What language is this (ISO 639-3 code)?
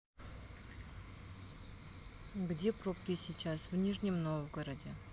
rus